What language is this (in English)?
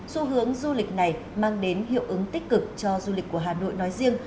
Vietnamese